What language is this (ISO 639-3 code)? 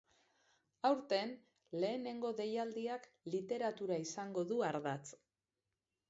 eus